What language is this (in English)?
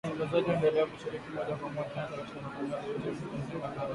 Swahili